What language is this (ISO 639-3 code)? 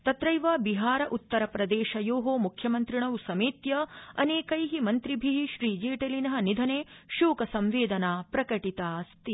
san